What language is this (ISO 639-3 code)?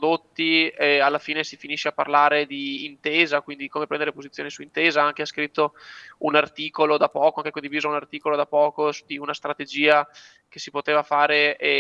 ita